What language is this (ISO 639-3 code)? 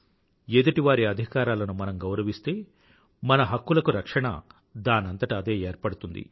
tel